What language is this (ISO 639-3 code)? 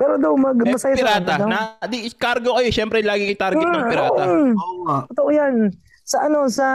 fil